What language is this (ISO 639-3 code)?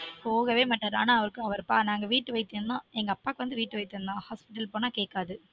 tam